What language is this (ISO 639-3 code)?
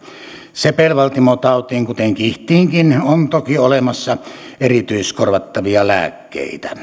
fin